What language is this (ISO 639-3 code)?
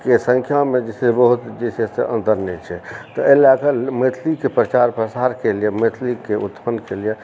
mai